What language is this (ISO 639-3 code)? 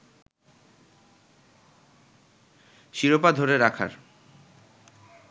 ben